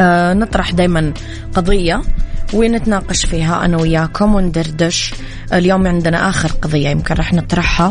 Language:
Arabic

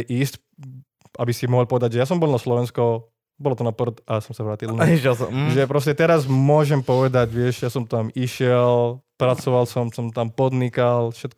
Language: Slovak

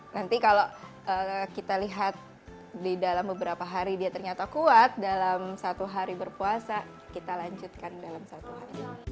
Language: Indonesian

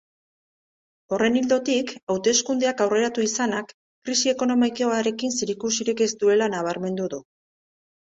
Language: Basque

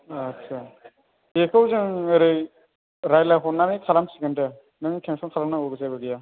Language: Bodo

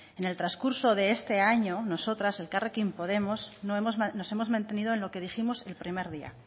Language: Spanish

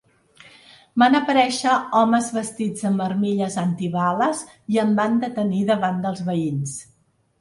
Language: Catalan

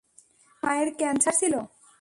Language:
Bangla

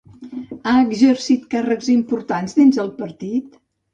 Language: Catalan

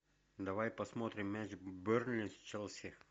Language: Russian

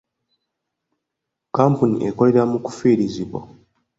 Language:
Ganda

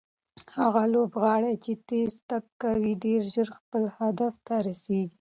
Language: Pashto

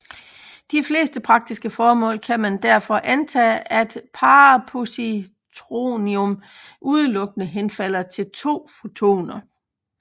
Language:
Danish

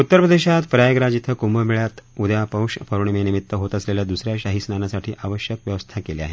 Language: Marathi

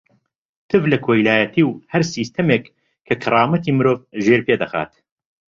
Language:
Central Kurdish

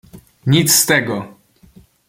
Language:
Polish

